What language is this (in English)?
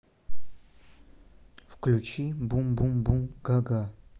Russian